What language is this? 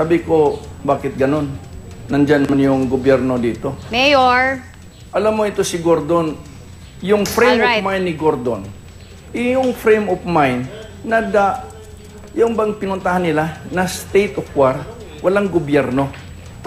Filipino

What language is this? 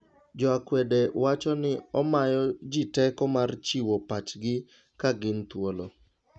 Luo (Kenya and Tanzania)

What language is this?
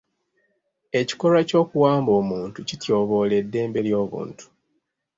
Ganda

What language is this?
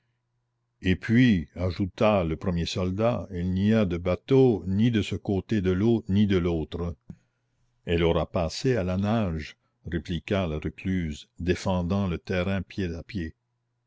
French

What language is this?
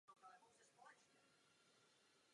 Czech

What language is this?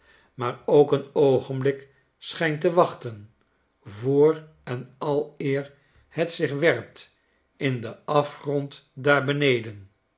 Dutch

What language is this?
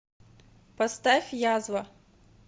Russian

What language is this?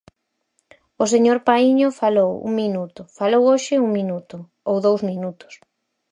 Galician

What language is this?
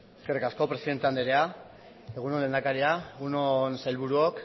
Basque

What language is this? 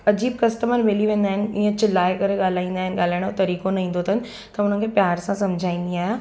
Sindhi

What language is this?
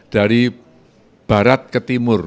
Indonesian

